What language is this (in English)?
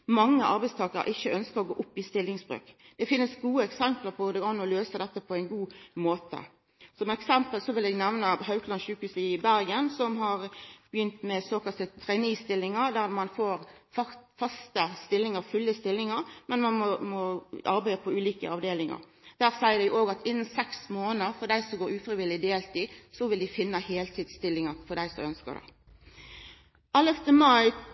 Norwegian Nynorsk